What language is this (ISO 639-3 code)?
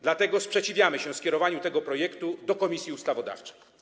pol